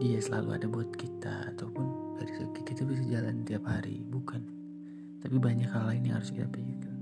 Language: Indonesian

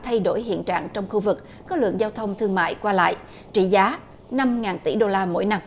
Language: Vietnamese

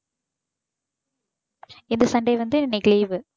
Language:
Tamil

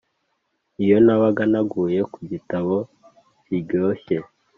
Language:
Kinyarwanda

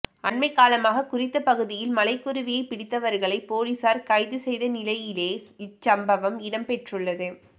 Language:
Tamil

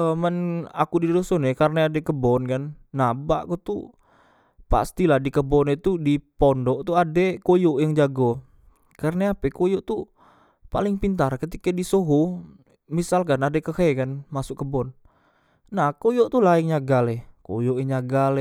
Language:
Musi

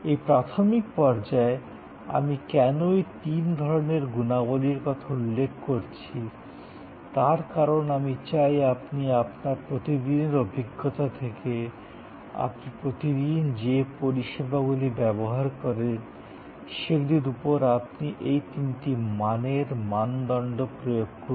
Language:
Bangla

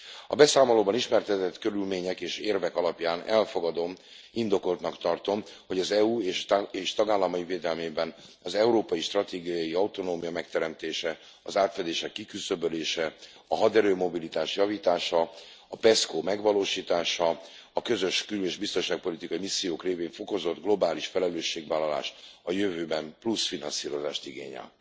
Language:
Hungarian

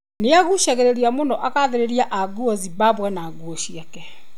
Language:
Kikuyu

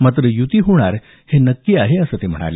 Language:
Marathi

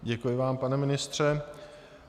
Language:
Czech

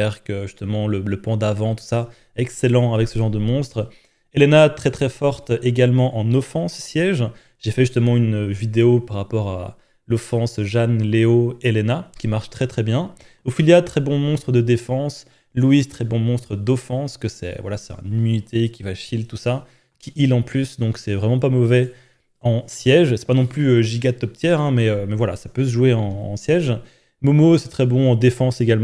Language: French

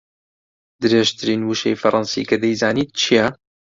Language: Central Kurdish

